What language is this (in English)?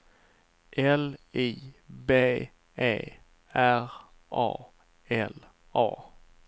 Swedish